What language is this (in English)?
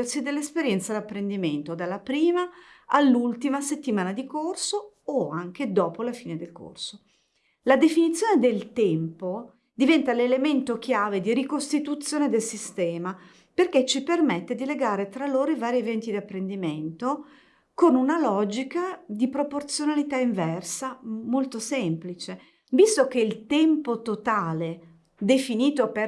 Italian